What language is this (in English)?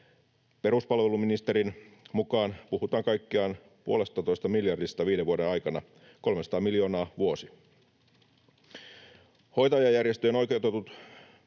Finnish